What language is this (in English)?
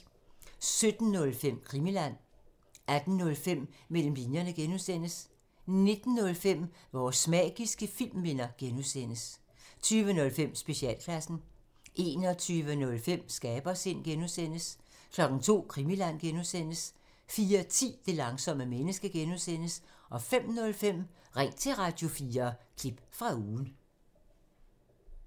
Danish